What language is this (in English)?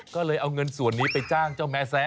Thai